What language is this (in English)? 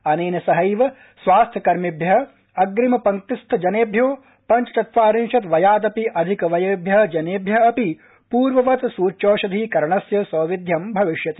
Sanskrit